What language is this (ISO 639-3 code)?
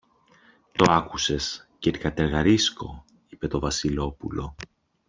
ell